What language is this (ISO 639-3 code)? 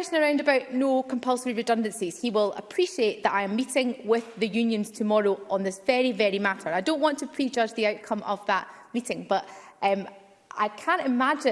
eng